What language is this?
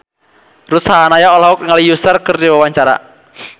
Sundanese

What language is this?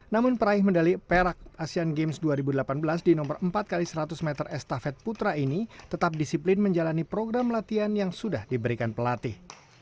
Indonesian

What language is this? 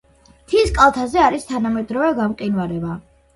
Georgian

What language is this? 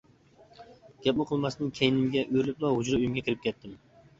Uyghur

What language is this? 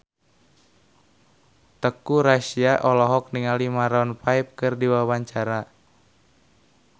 Sundanese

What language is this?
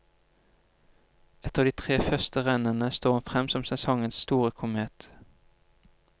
Norwegian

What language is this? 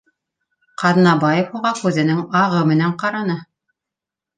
Bashkir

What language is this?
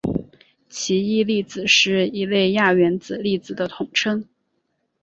Chinese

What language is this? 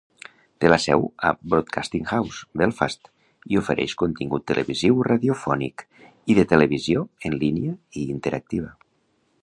Catalan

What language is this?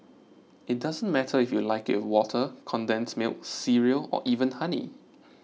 English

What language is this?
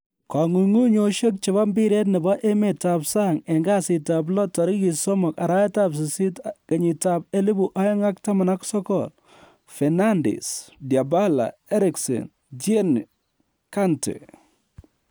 Kalenjin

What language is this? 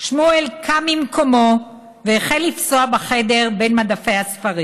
Hebrew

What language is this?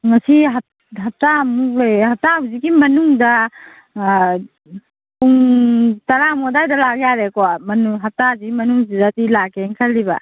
Manipuri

